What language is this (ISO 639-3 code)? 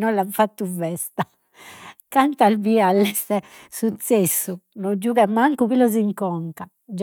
srd